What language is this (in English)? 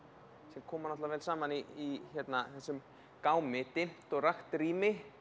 Icelandic